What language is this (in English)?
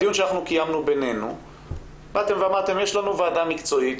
Hebrew